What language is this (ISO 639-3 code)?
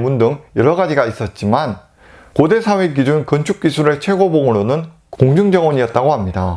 kor